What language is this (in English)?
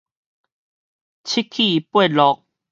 Min Nan Chinese